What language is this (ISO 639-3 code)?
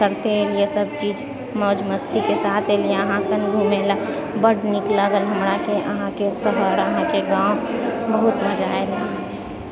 mai